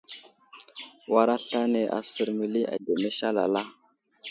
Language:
Wuzlam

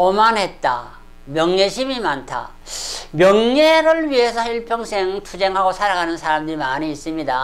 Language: Korean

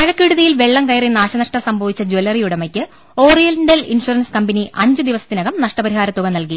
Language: Malayalam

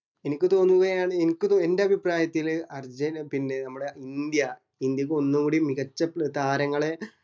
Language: Malayalam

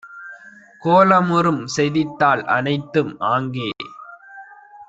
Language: Tamil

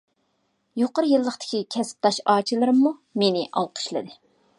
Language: Uyghur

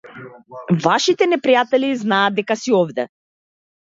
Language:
Macedonian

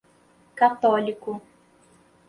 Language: Portuguese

